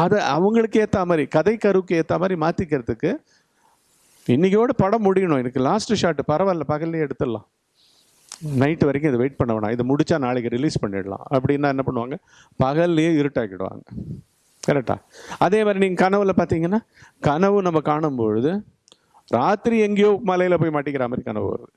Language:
Tamil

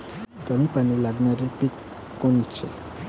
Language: Marathi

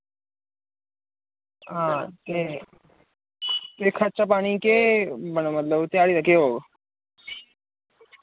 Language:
Dogri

